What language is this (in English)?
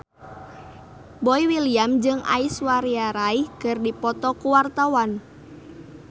Sundanese